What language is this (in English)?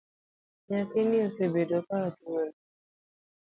Luo (Kenya and Tanzania)